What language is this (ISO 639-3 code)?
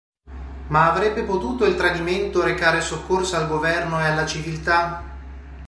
ita